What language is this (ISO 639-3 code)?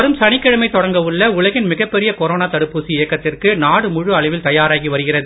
tam